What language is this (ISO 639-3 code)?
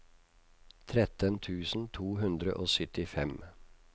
nor